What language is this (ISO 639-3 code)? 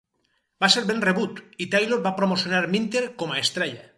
cat